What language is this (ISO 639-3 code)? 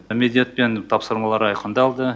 kaz